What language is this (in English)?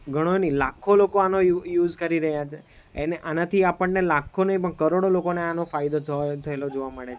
Gujarati